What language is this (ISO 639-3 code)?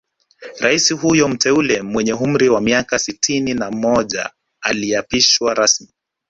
swa